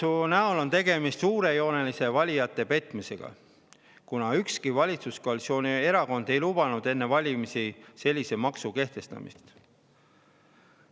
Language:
Estonian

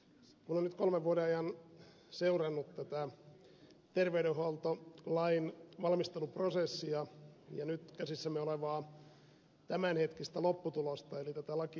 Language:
Finnish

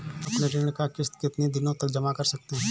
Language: Hindi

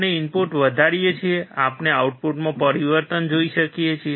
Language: Gujarati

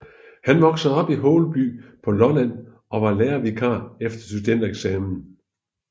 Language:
Danish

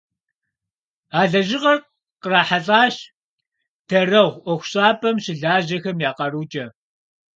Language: Kabardian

